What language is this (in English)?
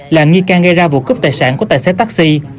Vietnamese